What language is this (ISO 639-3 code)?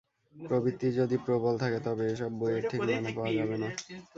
ben